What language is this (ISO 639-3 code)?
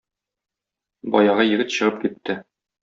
tat